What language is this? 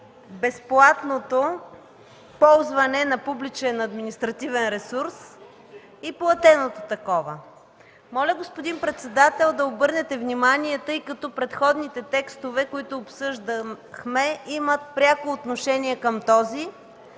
Bulgarian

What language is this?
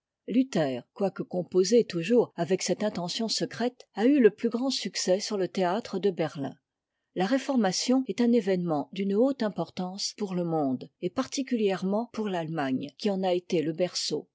French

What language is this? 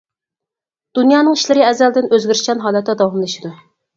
Uyghur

